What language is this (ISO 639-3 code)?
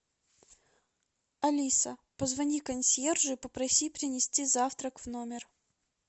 rus